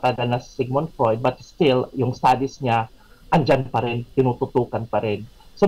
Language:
Filipino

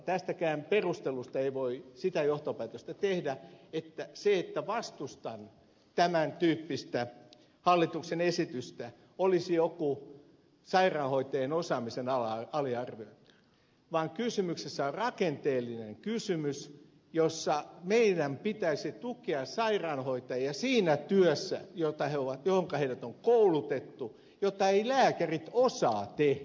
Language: Finnish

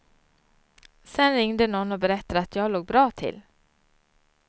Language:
Swedish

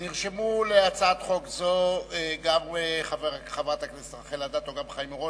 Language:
Hebrew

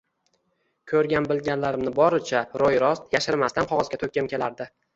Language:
Uzbek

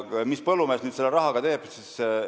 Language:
Estonian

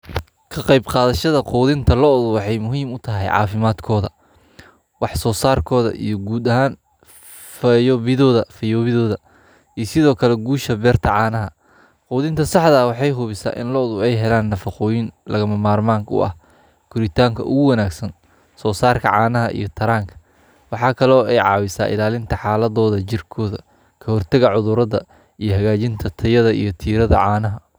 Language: Somali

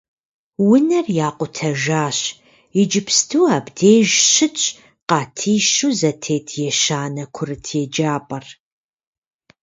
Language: Kabardian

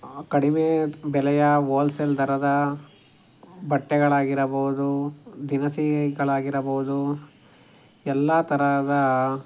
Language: Kannada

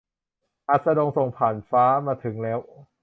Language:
Thai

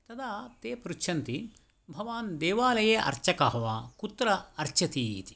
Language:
Sanskrit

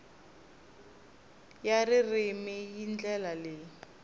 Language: Tsonga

